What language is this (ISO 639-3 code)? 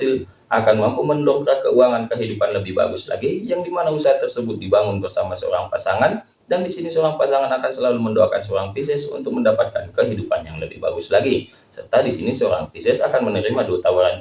ind